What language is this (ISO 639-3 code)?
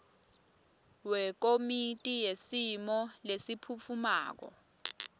ssw